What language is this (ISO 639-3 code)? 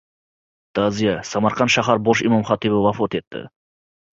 uzb